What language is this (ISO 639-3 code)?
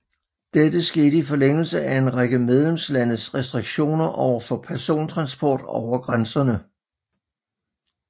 dan